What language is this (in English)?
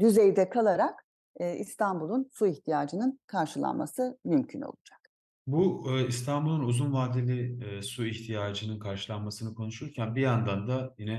Turkish